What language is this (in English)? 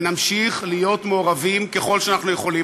Hebrew